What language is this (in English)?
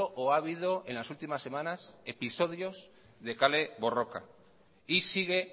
Spanish